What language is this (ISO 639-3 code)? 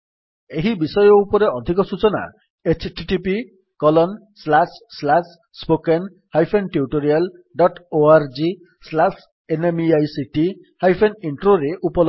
ori